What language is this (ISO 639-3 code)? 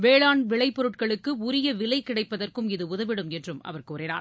tam